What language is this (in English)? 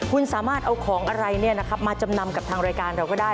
Thai